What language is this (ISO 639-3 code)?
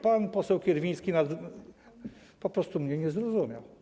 pol